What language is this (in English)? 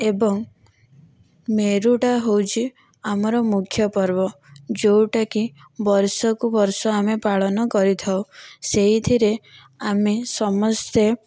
Odia